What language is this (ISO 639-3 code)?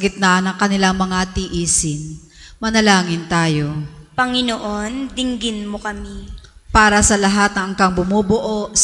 fil